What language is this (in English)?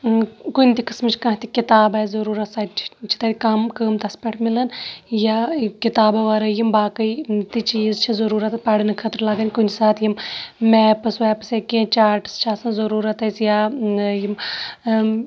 Kashmiri